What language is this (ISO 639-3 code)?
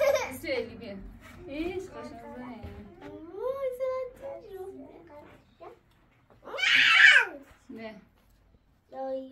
fas